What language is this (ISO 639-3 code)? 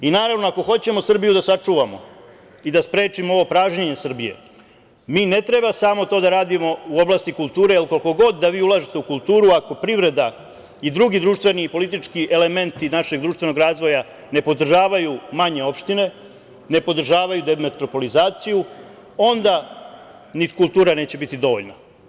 srp